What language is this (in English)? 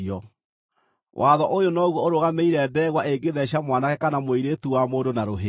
Kikuyu